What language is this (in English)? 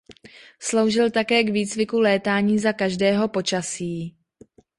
Czech